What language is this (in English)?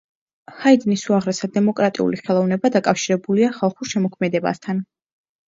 Georgian